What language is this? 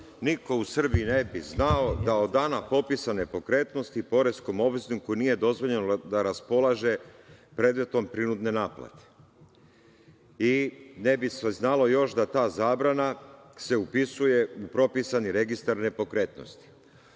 Serbian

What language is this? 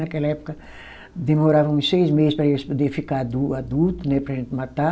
Portuguese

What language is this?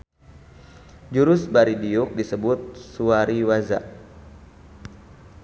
Sundanese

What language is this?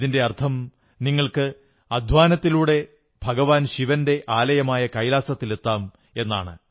Malayalam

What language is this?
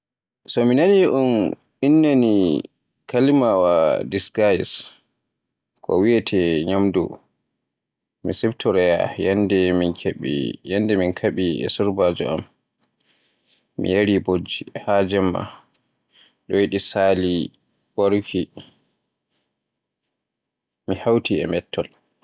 Borgu Fulfulde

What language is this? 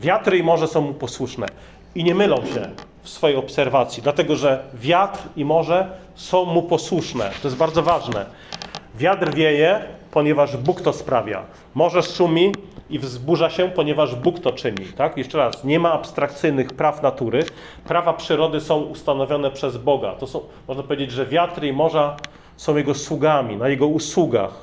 Polish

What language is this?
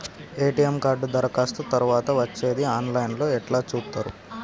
Telugu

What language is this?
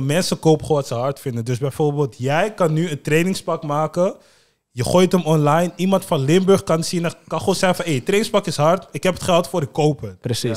Dutch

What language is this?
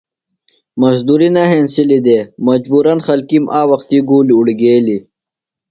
Phalura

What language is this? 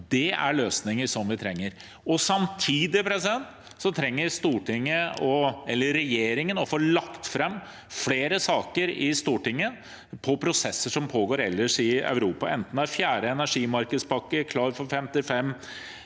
Norwegian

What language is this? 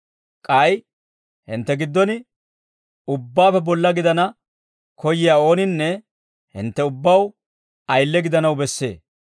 Dawro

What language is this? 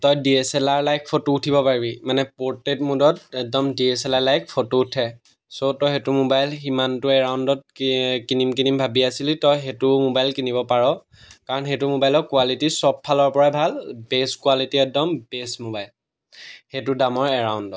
Assamese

